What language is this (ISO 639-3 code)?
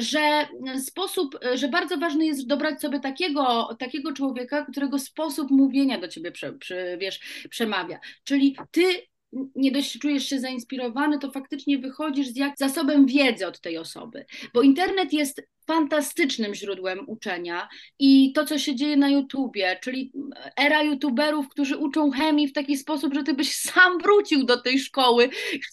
pol